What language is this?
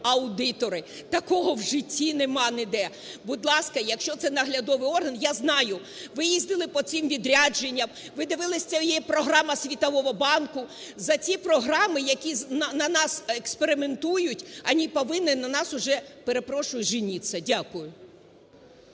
Ukrainian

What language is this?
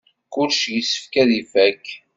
Kabyle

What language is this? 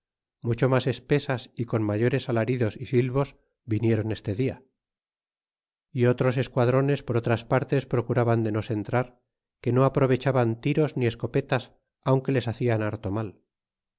Spanish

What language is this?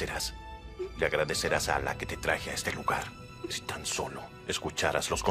Spanish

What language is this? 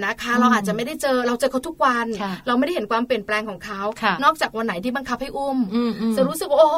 Thai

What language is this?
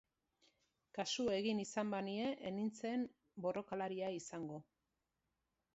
Basque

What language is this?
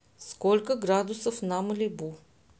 Russian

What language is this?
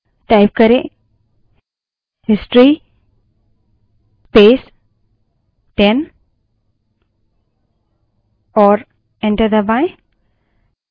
Hindi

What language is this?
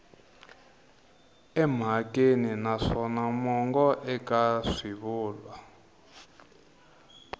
Tsonga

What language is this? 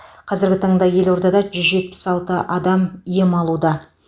Kazakh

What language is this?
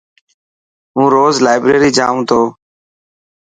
Dhatki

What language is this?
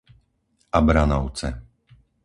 Slovak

